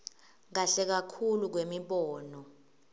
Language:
Swati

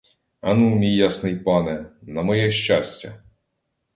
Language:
Ukrainian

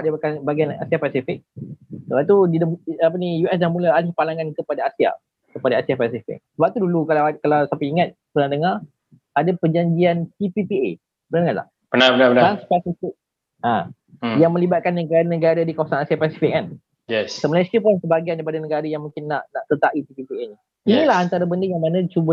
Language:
Malay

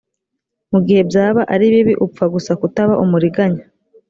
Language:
Kinyarwanda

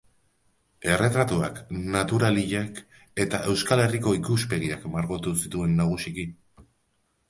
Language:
Basque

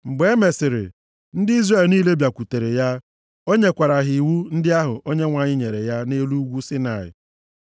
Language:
Igbo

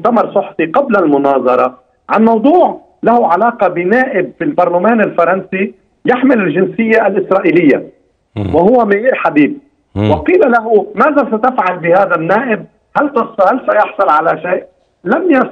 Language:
Arabic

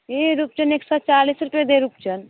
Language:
Maithili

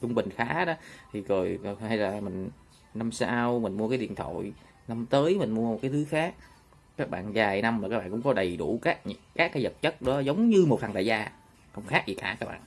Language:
Vietnamese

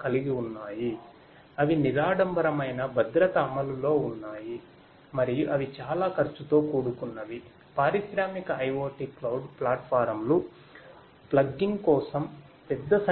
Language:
Telugu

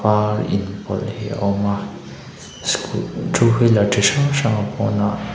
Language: Mizo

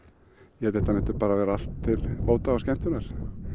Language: Icelandic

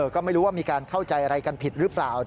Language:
Thai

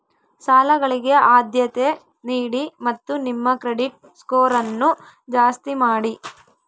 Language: Kannada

